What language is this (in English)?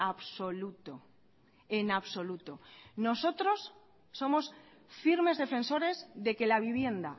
Spanish